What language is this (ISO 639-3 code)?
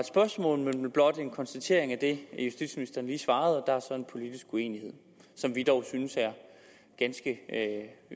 dan